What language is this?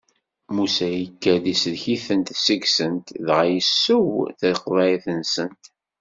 Kabyle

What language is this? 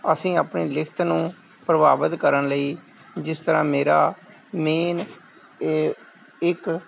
Punjabi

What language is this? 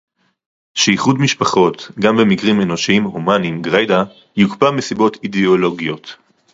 Hebrew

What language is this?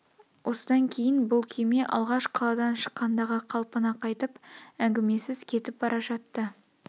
Kazakh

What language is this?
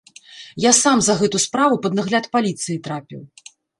Belarusian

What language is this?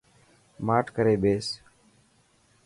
Dhatki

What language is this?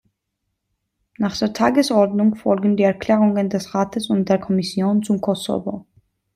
German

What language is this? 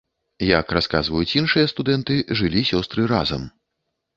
Belarusian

